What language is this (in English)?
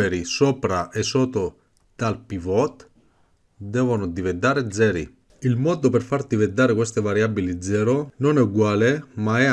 Italian